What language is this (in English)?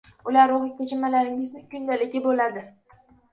Uzbek